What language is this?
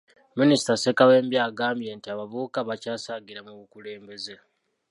Ganda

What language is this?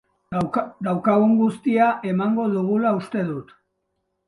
Basque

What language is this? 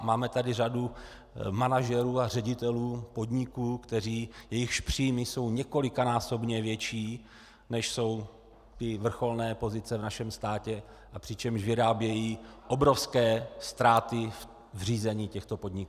Czech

